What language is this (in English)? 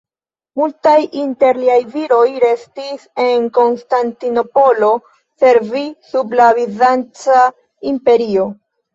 Esperanto